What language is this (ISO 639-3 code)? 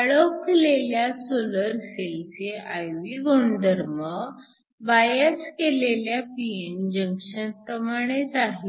mar